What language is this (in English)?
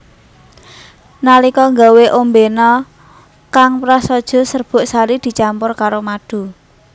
Javanese